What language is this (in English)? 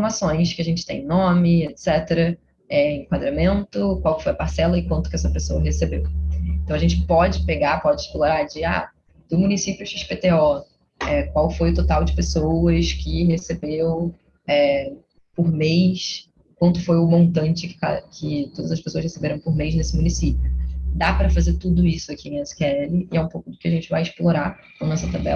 Portuguese